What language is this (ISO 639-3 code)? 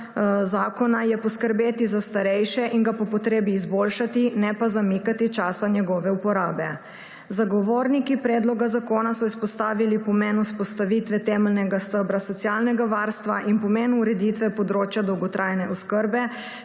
slv